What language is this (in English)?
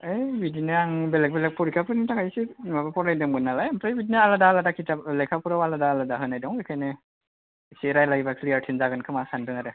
Bodo